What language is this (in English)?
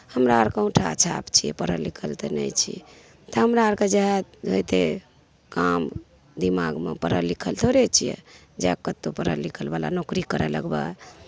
Maithili